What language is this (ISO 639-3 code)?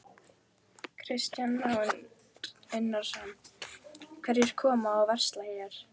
isl